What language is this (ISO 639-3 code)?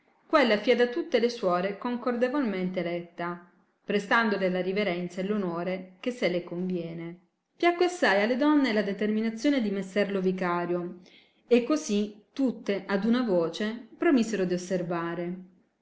ita